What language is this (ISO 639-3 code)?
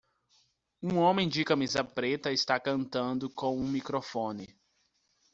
por